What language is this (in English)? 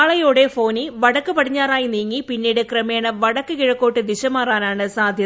Malayalam